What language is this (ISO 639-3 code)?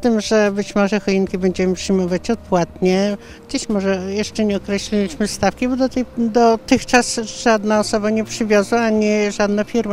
pol